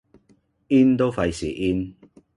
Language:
Cantonese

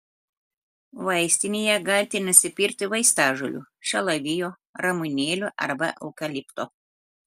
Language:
Lithuanian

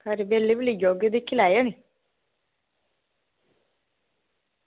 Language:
Dogri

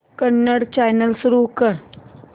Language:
Marathi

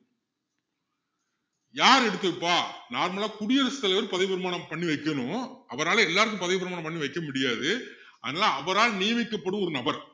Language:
Tamil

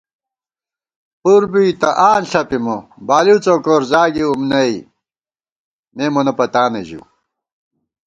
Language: Gawar-Bati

